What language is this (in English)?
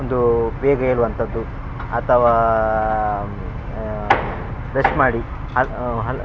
Kannada